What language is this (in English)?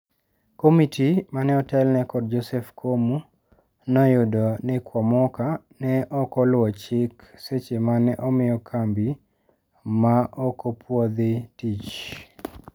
Luo (Kenya and Tanzania)